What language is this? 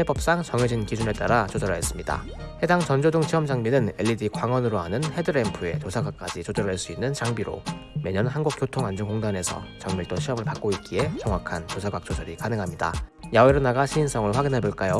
Korean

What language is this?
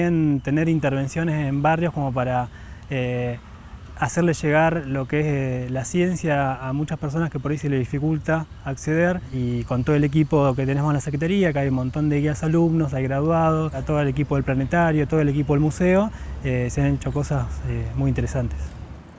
Spanish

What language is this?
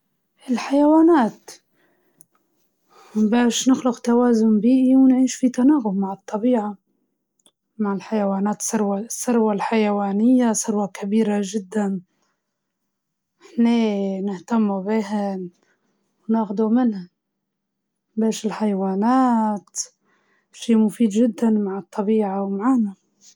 Libyan Arabic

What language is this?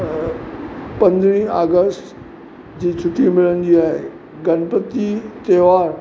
Sindhi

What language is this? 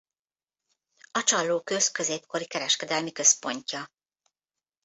Hungarian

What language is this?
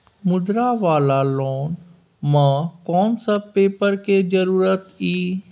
Maithili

